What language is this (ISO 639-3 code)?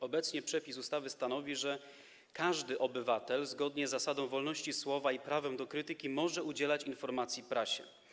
pol